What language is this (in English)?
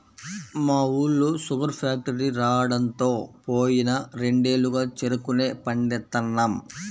Telugu